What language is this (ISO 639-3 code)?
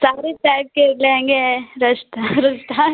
hin